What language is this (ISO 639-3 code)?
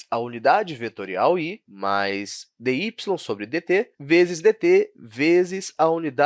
por